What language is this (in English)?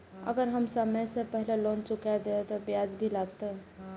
Maithili